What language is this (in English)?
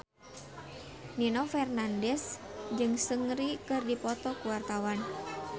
Sundanese